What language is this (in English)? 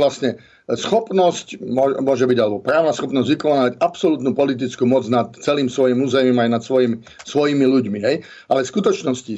Slovak